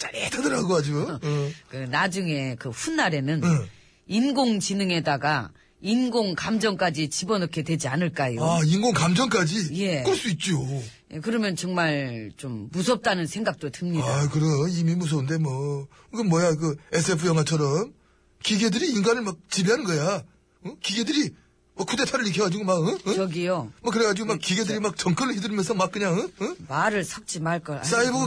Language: Korean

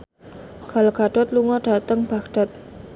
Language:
Javanese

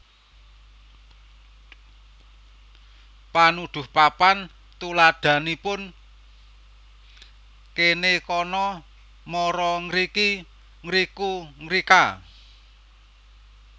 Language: Javanese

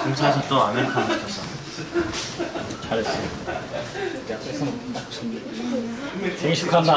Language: Korean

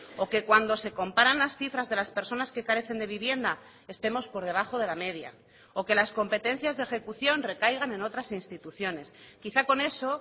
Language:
Spanish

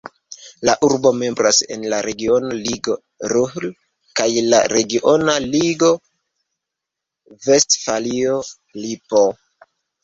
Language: Esperanto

